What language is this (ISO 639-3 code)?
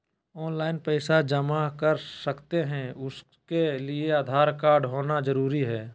mag